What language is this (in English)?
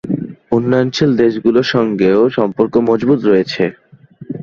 Bangla